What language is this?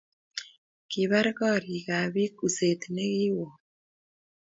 Kalenjin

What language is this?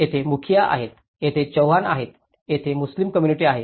Marathi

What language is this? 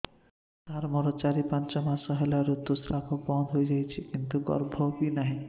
Odia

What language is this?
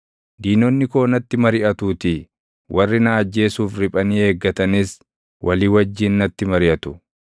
Oromo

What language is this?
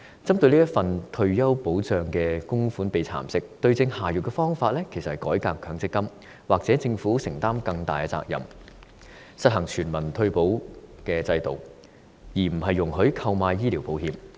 Cantonese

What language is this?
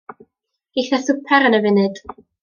Welsh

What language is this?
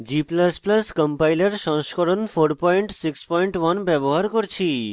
Bangla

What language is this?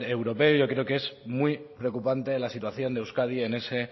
Spanish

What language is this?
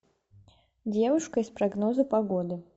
Russian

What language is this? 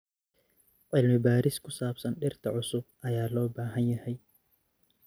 Somali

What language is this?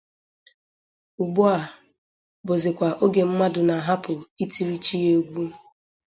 Igbo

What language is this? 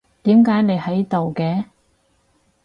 Cantonese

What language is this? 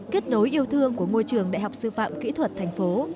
Vietnamese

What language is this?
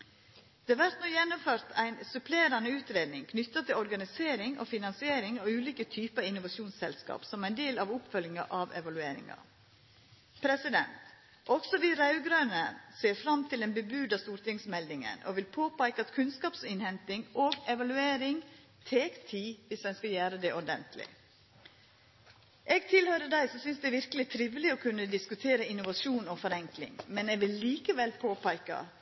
Norwegian Nynorsk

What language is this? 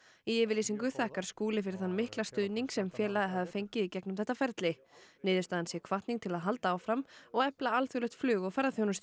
Icelandic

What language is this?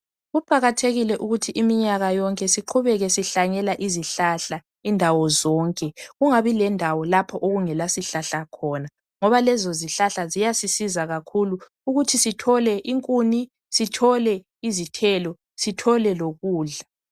North Ndebele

